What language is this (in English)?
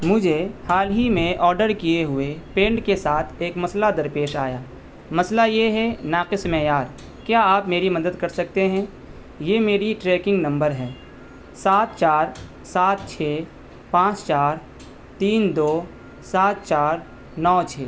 Urdu